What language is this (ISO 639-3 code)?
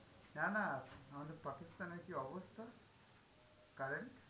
ben